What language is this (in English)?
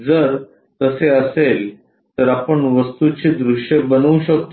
Marathi